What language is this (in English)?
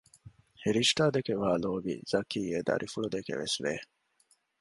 Divehi